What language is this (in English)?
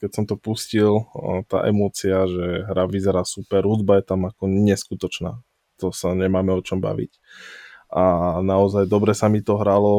Slovak